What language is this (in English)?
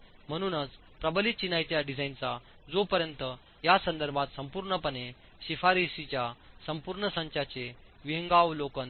Marathi